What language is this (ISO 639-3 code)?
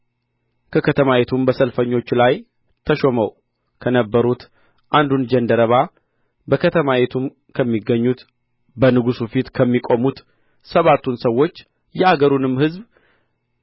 amh